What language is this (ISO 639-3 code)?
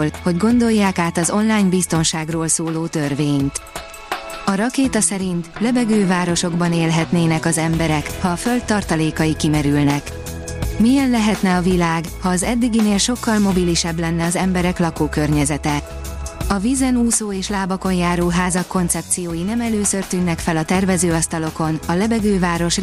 hun